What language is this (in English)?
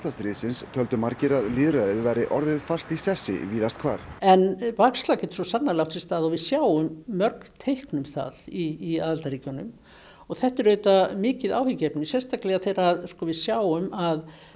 Icelandic